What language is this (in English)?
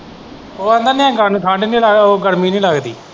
Punjabi